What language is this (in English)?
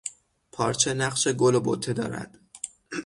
Persian